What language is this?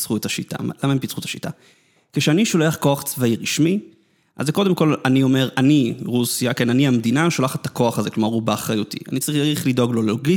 Hebrew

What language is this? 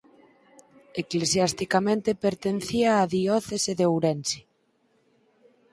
Galician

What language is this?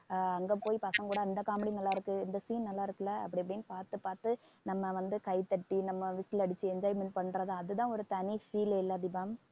Tamil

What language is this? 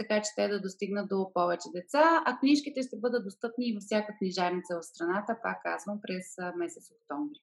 Bulgarian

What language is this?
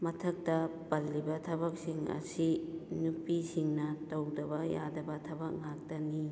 Manipuri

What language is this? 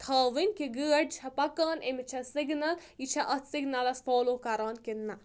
Kashmiri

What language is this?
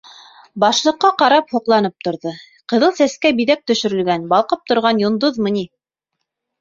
Bashkir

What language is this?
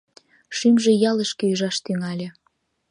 Mari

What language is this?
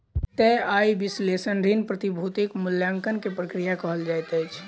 Maithili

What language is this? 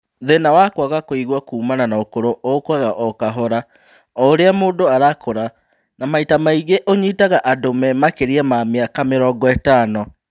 Kikuyu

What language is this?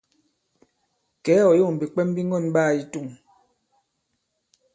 Bankon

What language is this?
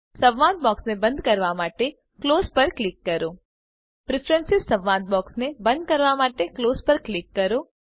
Gujarati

